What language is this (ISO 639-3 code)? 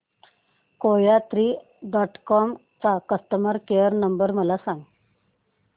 mar